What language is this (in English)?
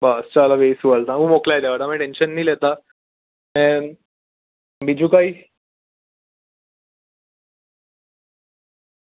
Gujarati